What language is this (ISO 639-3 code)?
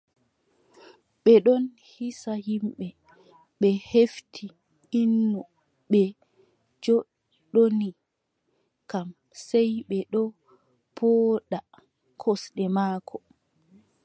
fub